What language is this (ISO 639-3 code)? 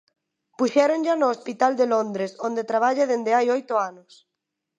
glg